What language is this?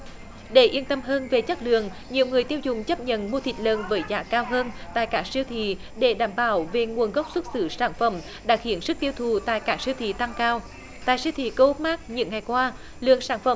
Vietnamese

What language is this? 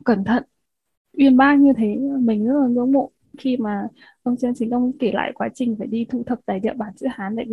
Vietnamese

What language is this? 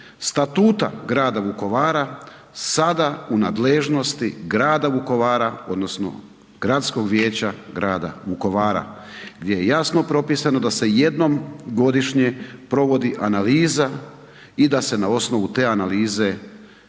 Croatian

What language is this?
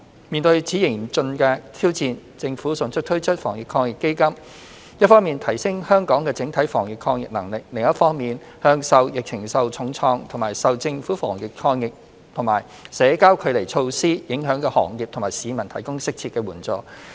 Cantonese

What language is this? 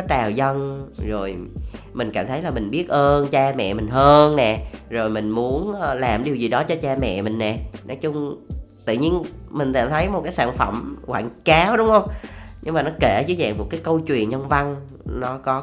Vietnamese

